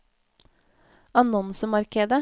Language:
Norwegian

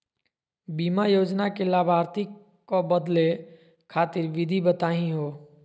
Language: Magahi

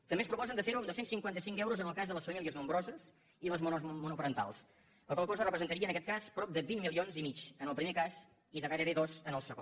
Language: Catalan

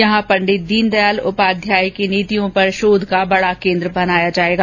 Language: Hindi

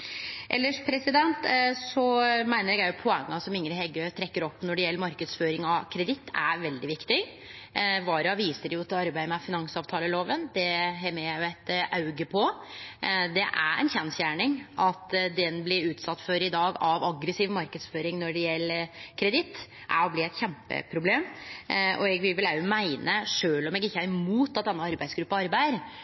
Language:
Norwegian Nynorsk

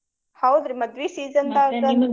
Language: Kannada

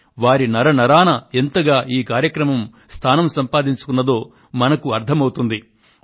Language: Telugu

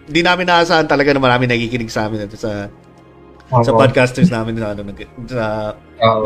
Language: Filipino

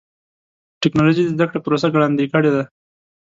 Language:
Pashto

